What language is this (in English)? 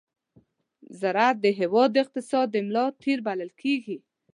Pashto